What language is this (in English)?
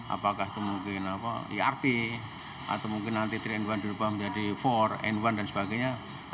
Indonesian